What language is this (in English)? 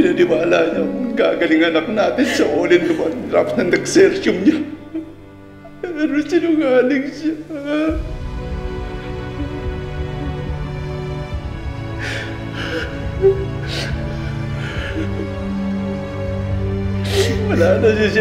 Filipino